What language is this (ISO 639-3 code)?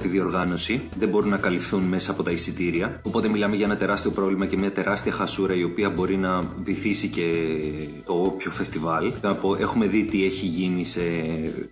ell